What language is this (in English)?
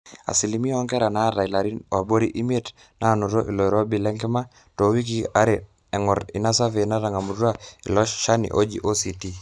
Masai